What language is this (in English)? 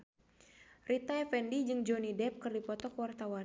Sundanese